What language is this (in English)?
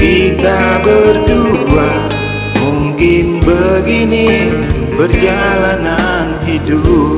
Indonesian